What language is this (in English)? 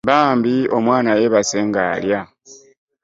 Ganda